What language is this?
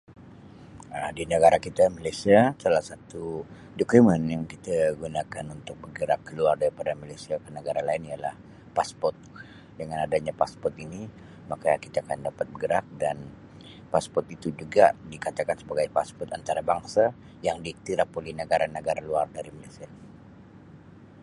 Sabah Malay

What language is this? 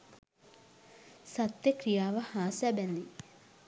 Sinhala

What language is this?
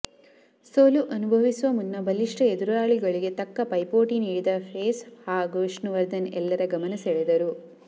Kannada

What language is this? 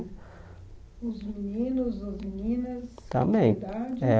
Portuguese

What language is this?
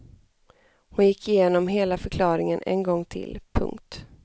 Swedish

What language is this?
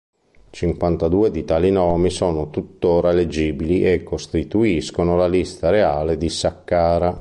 Italian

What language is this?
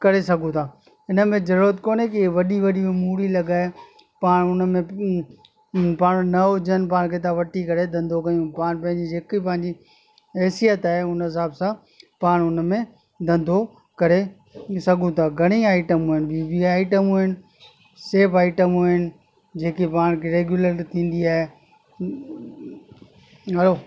Sindhi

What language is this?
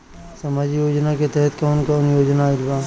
Bhojpuri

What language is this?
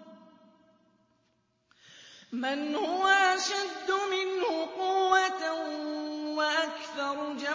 Arabic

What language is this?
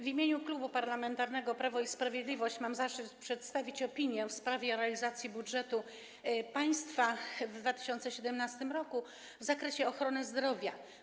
Polish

